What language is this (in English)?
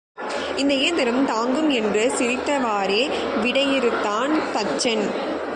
Tamil